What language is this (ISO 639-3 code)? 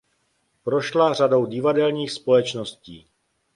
ces